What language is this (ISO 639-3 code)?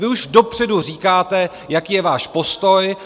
ces